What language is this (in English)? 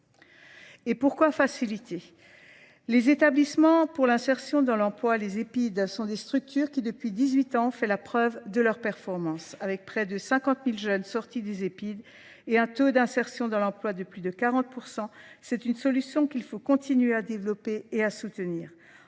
French